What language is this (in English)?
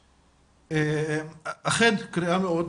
Hebrew